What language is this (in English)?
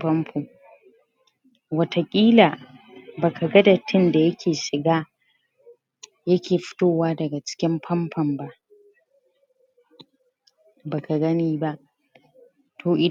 Hausa